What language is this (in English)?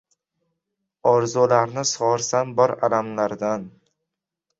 Uzbek